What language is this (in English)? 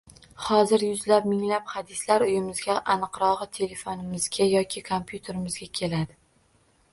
Uzbek